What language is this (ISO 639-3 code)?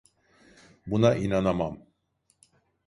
tur